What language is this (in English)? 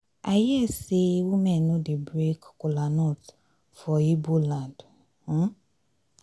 Nigerian Pidgin